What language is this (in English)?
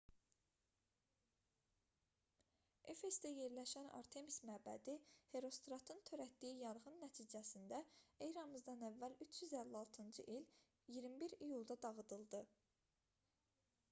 Azerbaijani